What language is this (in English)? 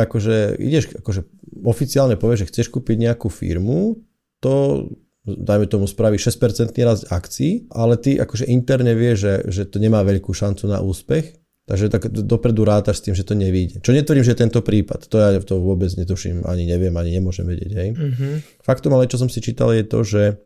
Slovak